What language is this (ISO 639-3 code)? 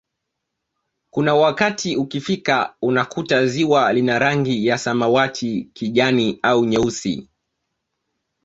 swa